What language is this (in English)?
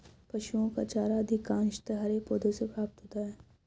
Hindi